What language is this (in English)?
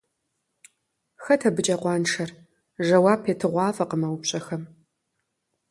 Kabardian